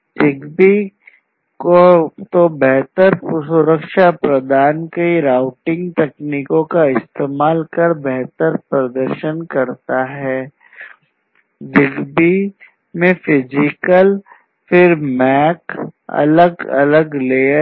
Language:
Hindi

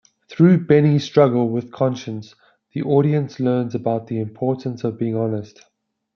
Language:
English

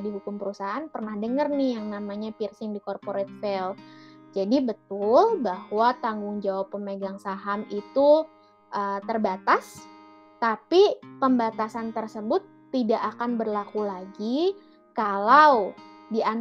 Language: Indonesian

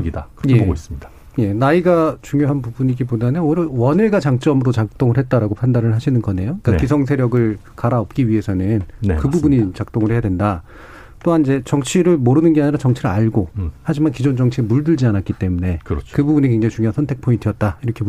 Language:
Korean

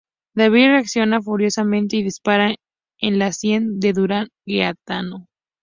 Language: Spanish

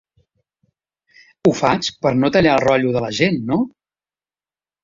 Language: Catalan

